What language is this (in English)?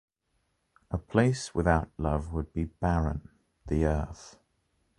English